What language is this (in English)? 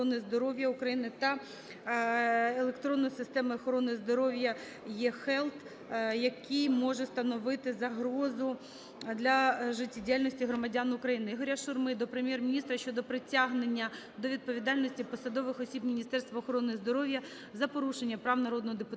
Ukrainian